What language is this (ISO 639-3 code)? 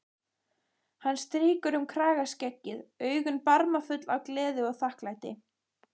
isl